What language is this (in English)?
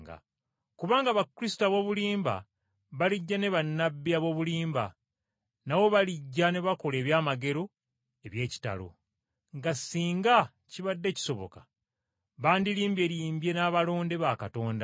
Ganda